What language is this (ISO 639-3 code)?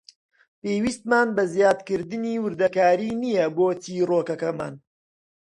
ckb